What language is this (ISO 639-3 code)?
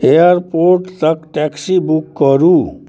mai